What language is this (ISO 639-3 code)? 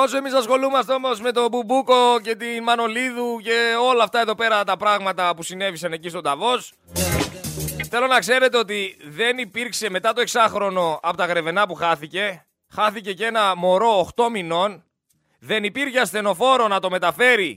ell